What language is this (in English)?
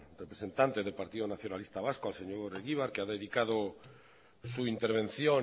Spanish